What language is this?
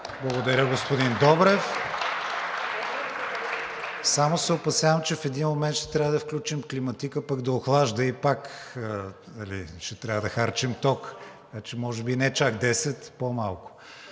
Bulgarian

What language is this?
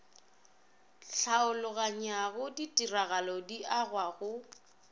Northern Sotho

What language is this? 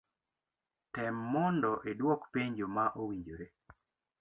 Luo (Kenya and Tanzania)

